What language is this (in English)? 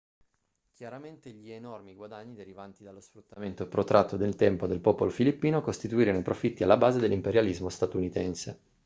Italian